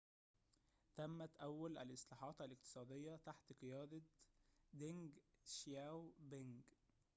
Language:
Arabic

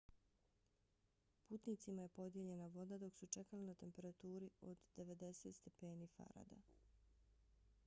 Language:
Bosnian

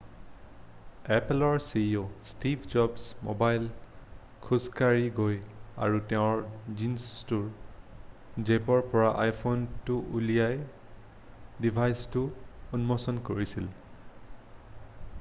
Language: Assamese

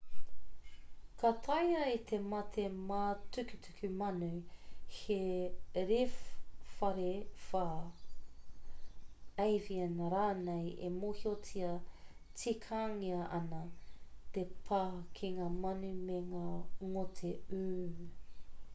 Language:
Māori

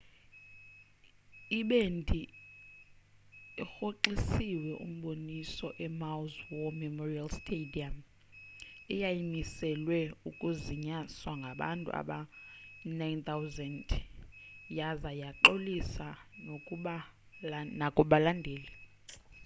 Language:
Xhosa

